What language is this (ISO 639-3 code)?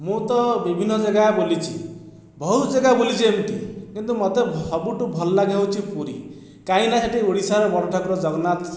ori